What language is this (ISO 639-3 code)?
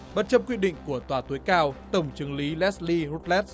vie